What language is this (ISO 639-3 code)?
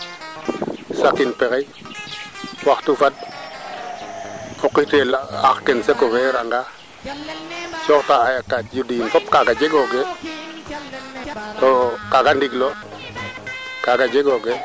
srr